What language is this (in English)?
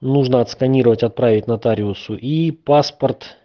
Russian